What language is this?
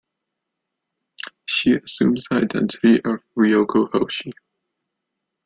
English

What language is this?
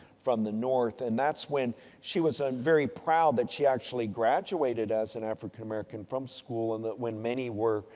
English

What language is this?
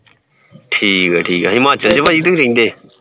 Punjabi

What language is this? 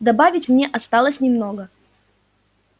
Russian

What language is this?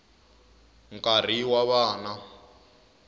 Tsonga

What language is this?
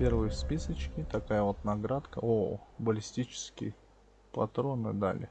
Russian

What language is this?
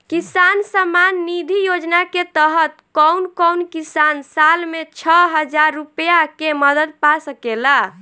Bhojpuri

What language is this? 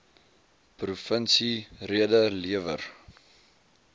Afrikaans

